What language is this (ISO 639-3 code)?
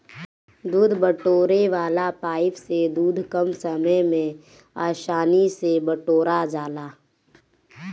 bho